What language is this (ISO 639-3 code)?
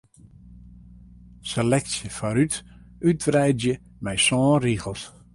fry